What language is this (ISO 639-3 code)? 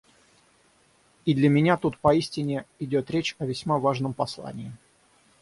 rus